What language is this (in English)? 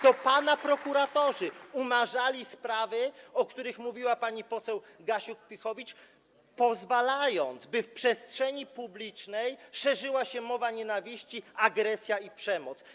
Polish